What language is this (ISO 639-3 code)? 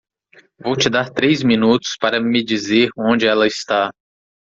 por